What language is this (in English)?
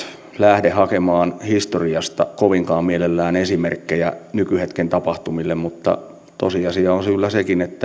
Finnish